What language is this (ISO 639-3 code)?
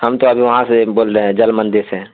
urd